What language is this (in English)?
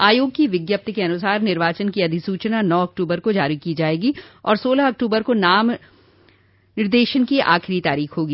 Hindi